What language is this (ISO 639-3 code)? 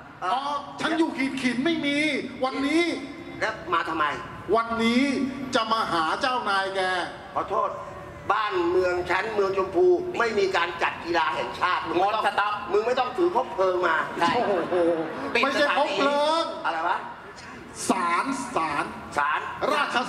tha